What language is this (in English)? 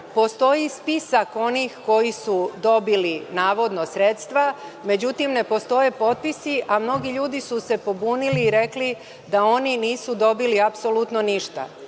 Serbian